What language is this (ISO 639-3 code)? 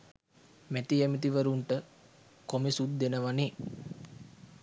sin